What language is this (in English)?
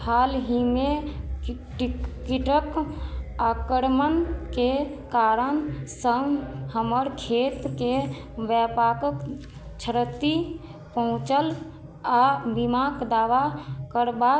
Maithili